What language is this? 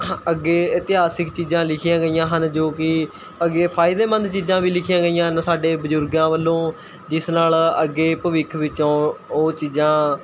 Punjabi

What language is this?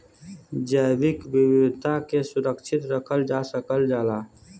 Bhojpuri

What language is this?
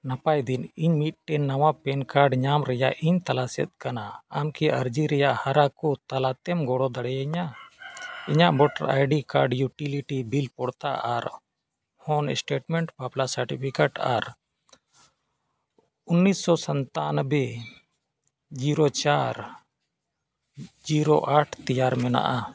Santali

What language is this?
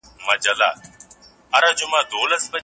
Pashto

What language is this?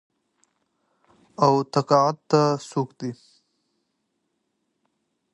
Pashto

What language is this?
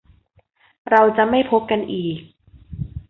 Thai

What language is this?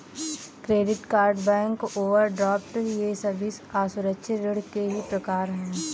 Hindi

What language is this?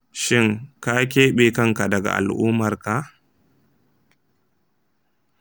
Hausa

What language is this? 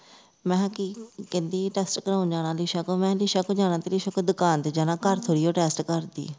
Punjabi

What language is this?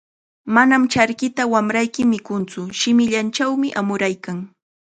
Chiquián Ancash Quechua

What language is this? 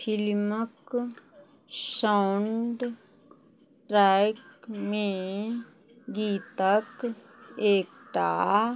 Maithili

